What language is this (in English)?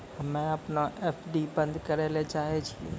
Maithili